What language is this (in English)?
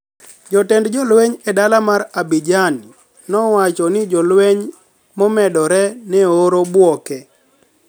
Luo (Kenya and Tanzania)